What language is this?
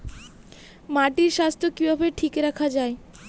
Bangla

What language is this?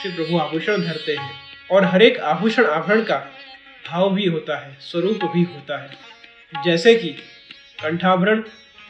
Hindi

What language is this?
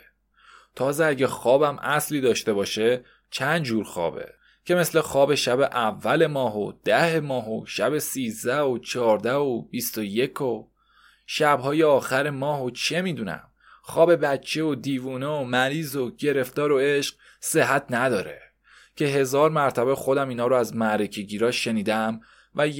Persian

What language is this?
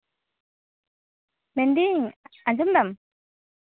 Santali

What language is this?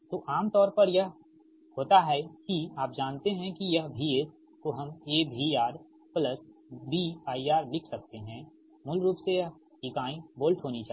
Hindi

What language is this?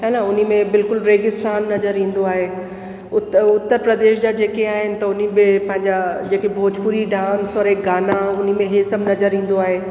Sindhi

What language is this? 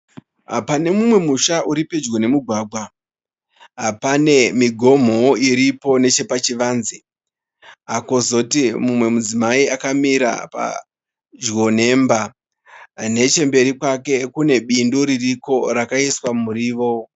Shona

